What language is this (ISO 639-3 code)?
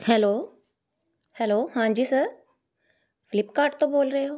pan